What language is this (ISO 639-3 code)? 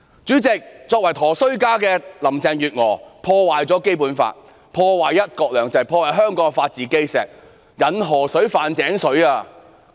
yue